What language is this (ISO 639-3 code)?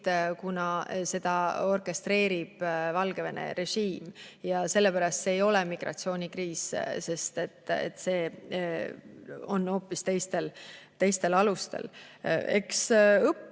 est